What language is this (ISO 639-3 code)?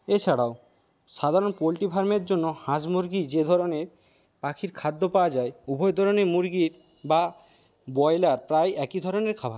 ben